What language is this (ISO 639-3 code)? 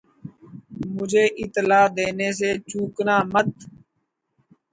urd